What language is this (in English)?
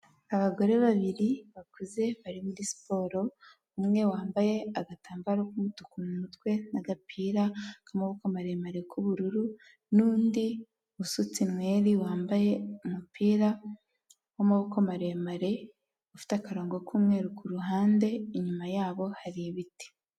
Kinyarwanda